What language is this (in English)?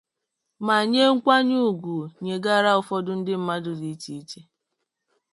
Igbo